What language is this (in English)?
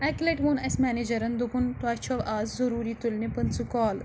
Kashmiri